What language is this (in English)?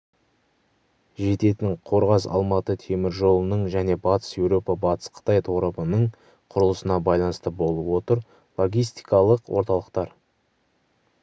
Kazakh